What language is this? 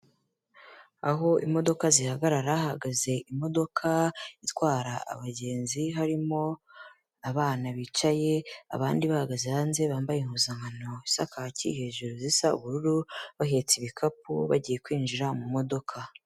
Kinyarwanda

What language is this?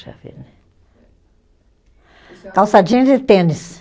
Portuguese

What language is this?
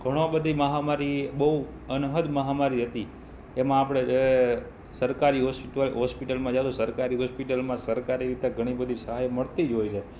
Gujarati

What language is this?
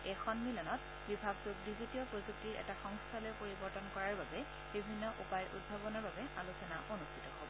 Assamese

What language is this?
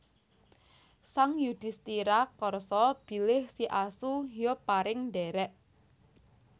Javanese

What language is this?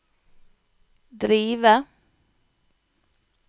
Norwegian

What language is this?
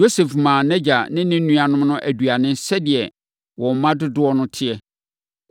Akan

